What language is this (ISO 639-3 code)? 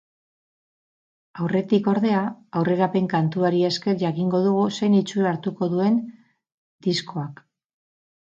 eus